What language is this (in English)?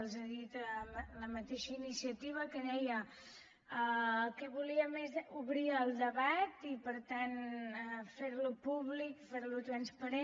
Catalan